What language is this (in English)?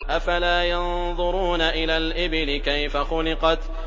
Arabic